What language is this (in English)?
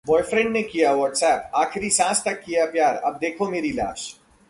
Hindi